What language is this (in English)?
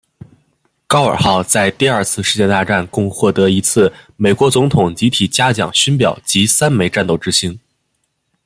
Chinese